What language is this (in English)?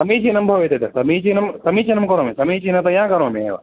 Sanskrit